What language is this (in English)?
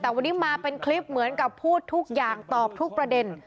Thai